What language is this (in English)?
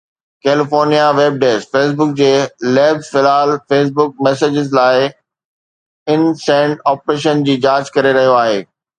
Sindhi